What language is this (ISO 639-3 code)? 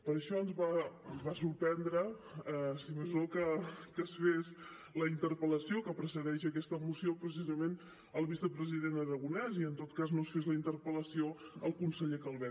cat